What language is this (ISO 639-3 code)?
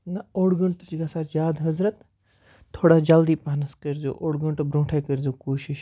kas